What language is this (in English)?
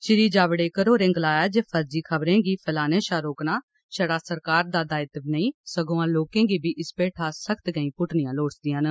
Dogri